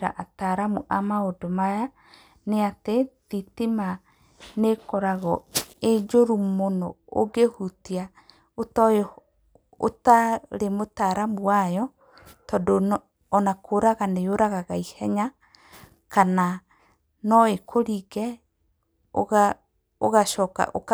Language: Kikuyu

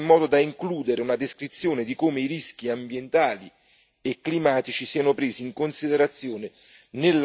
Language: Italian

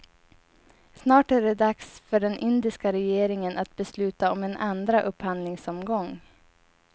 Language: Swedish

